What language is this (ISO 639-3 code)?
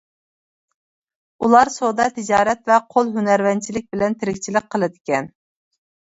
uig